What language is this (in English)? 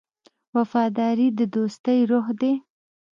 Pashto